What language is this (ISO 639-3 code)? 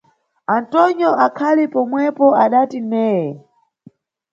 nyu